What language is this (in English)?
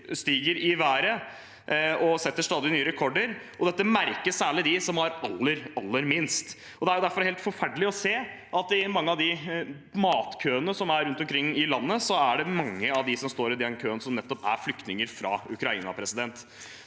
Norwegian